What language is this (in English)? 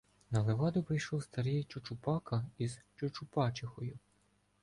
Ukrainian